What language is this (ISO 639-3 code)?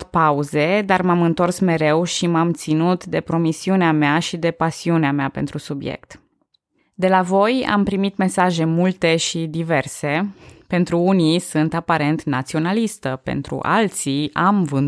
ron